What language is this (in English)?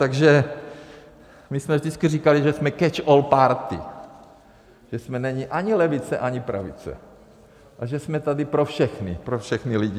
Czech